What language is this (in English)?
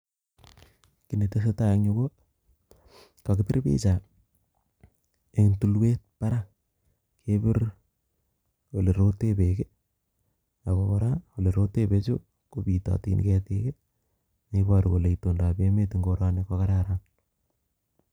Kalenjin